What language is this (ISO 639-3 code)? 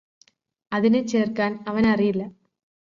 mal